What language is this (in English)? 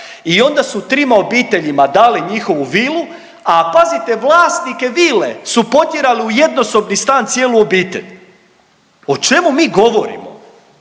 Croatian